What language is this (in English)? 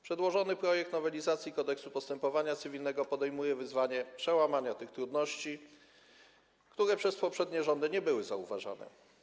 Polish